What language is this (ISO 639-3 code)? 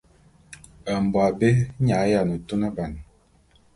bum